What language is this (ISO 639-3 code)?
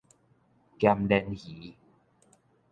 nan